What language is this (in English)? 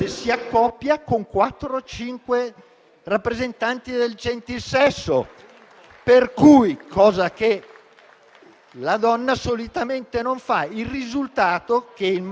Italian